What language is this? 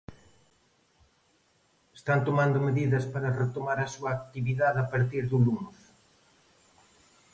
Galician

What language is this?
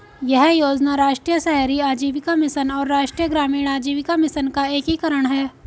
Hindi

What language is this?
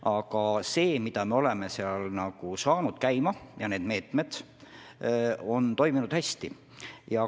Estonian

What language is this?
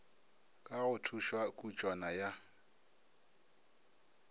Northern Sotho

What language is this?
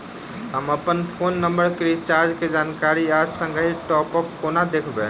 Maithili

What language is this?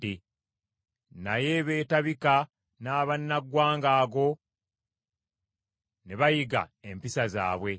Ganda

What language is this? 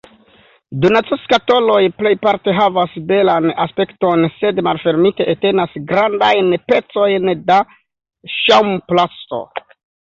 Esperanto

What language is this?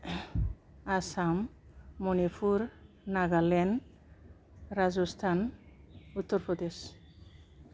Bodo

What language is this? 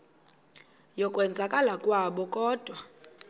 Xhosa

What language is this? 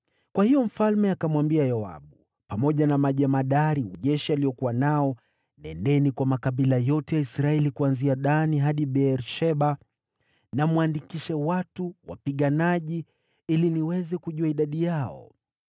Swahili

